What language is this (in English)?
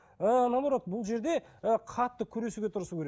Kazakh